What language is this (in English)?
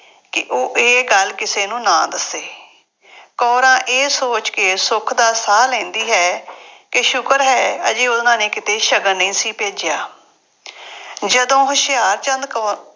Punjabi